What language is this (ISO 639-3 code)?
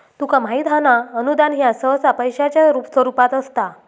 mar